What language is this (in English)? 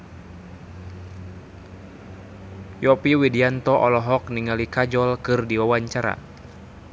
Sundanese